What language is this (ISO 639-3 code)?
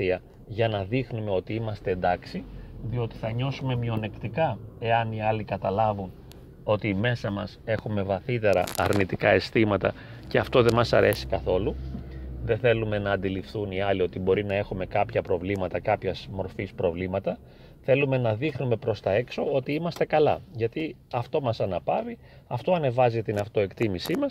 ell